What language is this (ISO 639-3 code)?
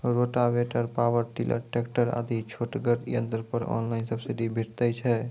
mai